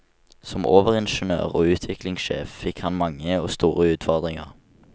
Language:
Norwegian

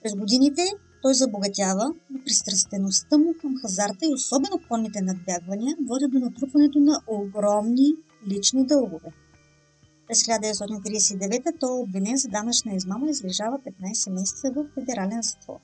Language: Bulgarian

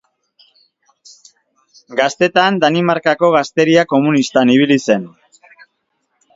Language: Basque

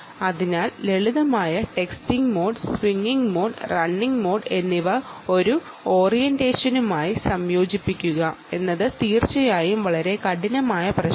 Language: Malayalam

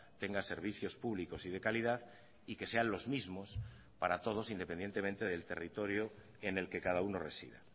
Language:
Spanish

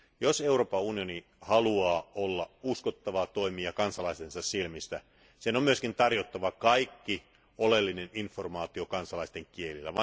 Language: Finnish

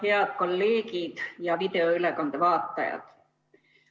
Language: Estonian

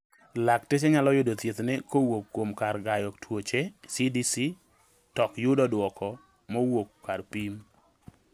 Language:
Luo (Kenya and Tanzania)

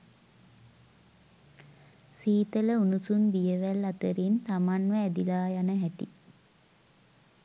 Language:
Sinhala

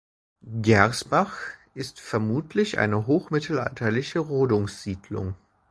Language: German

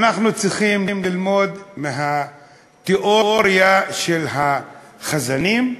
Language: Hebrew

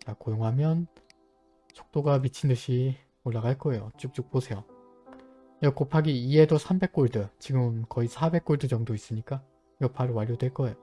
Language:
Korean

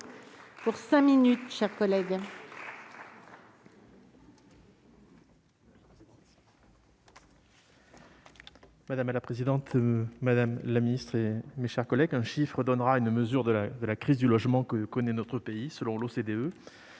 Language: French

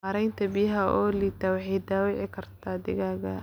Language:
Somali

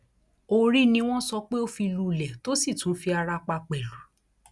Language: Yoruba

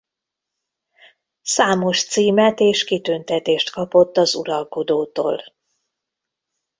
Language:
Hungarian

